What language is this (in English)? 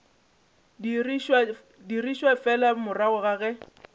Northern Sotho